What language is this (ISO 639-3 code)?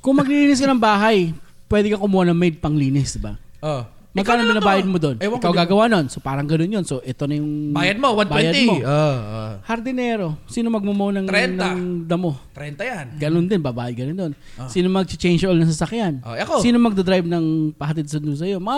fil